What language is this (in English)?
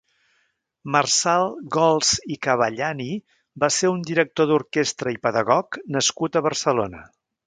Catalan